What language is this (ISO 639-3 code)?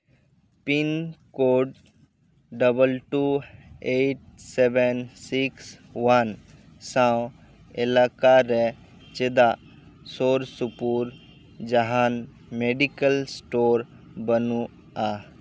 sat